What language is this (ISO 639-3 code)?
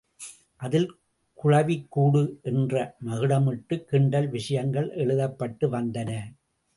tam